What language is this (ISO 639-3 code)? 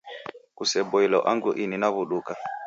dav